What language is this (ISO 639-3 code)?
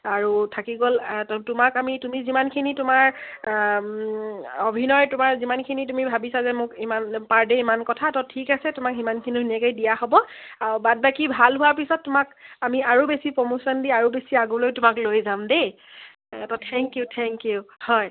asm